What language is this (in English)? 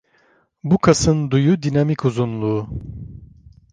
Turkish